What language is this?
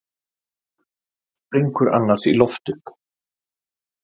Icelandic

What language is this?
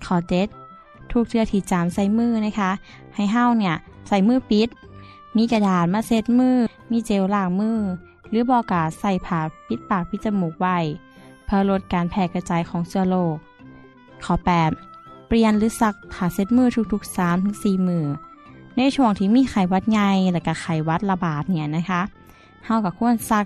Thai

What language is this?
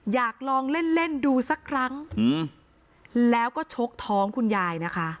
Thai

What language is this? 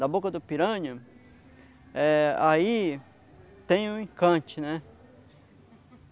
Portuguese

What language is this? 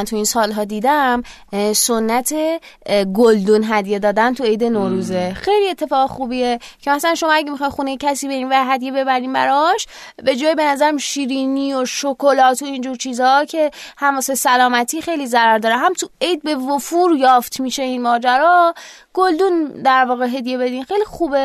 Persian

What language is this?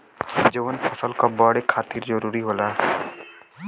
Bhojpuri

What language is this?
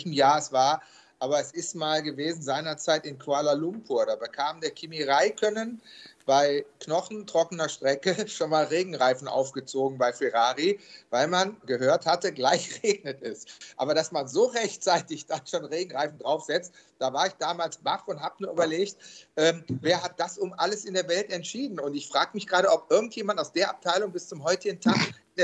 German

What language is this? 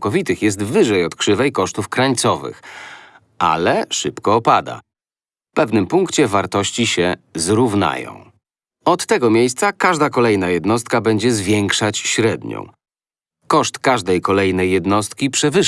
Polish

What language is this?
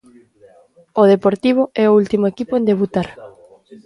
Galician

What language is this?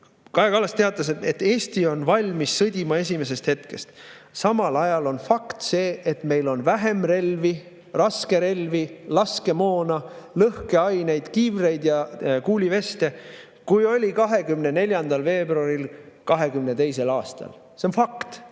Estonian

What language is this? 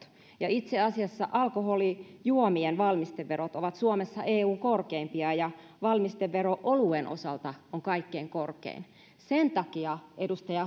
Finnish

